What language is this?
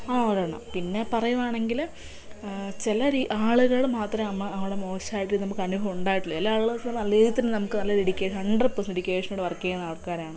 Malayalam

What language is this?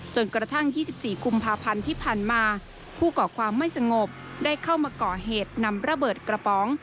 Thai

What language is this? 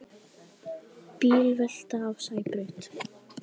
Icelandic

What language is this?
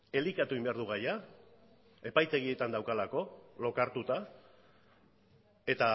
Basque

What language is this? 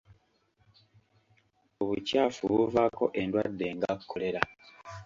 Ganda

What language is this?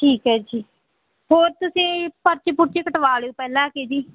Punjabi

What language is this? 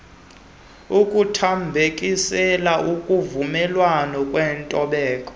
Xhosa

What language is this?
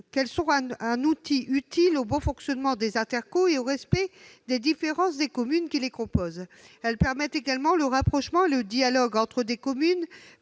French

